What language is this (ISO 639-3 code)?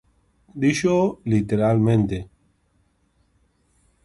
glg